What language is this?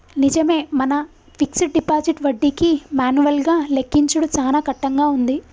Telugu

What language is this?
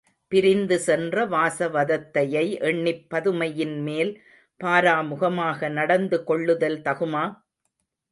Tamil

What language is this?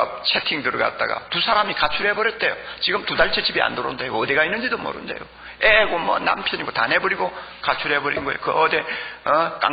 Korean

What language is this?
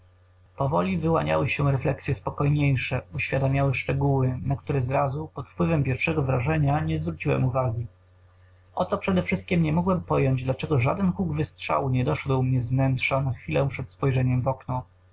Polish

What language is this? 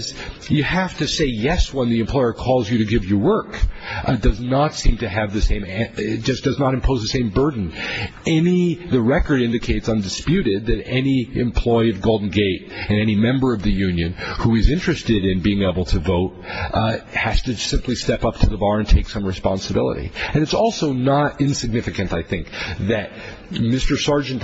English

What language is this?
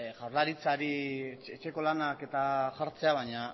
Basque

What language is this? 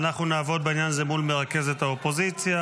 Hebrew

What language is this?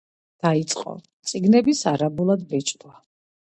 Georgian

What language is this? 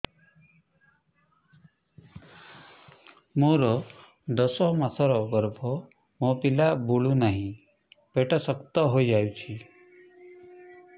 Odia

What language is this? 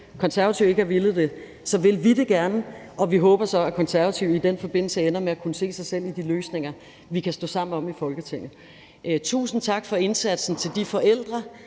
Danish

